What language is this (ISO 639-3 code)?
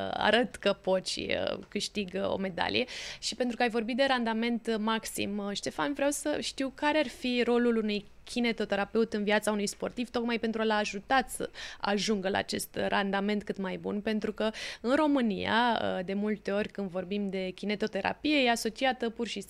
ron